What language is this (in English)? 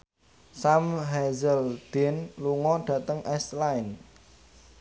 Javanese